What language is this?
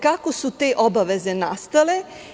Serbian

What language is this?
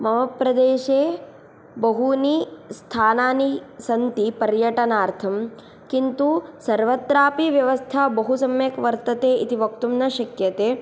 Sanskrit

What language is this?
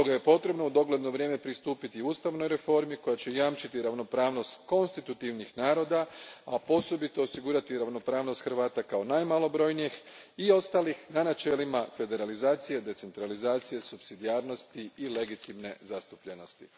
Croatian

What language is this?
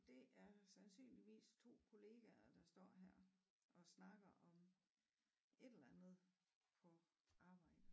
Danish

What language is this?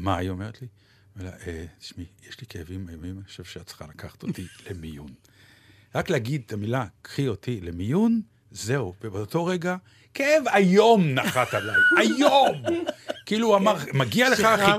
Hebrew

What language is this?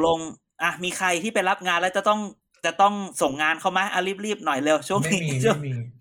Thai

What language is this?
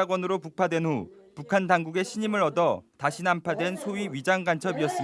Korean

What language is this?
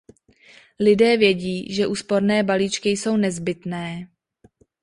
Czech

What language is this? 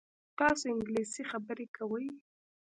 Pashto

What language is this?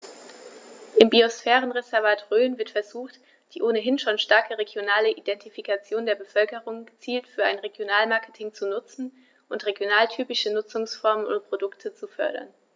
German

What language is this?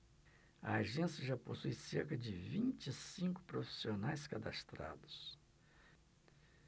Portuguese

